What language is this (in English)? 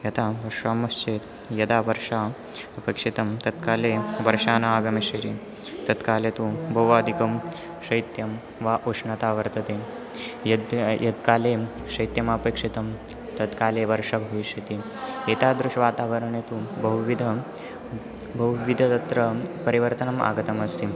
Sanskrit